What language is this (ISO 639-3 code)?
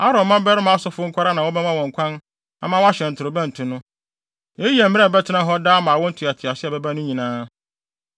aka